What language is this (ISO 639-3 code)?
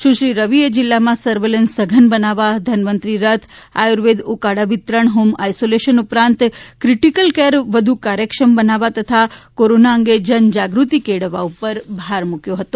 guj